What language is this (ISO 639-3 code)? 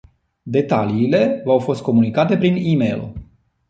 ron